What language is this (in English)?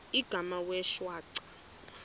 Xhosa